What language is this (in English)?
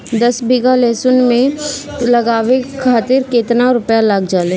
Bhojpuri